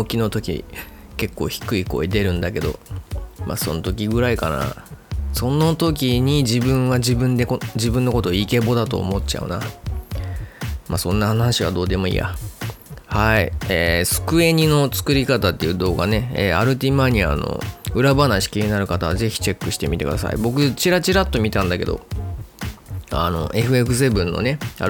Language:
Japanese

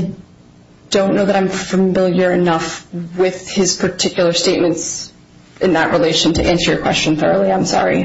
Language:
English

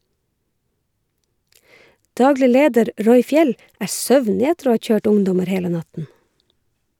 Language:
Norwegian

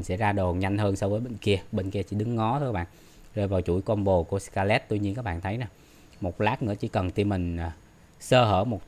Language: Vietnamese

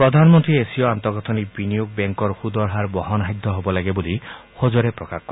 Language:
Assamese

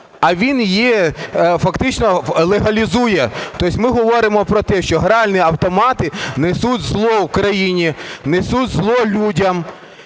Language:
Ukrainian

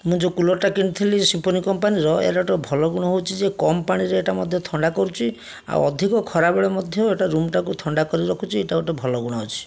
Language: Odia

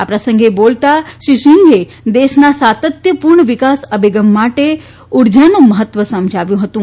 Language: Gujarati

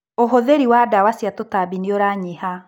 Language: Kikuyu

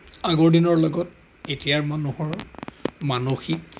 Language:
Assamese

